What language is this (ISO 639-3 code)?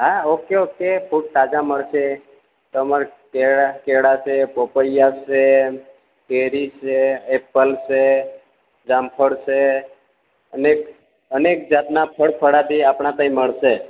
guj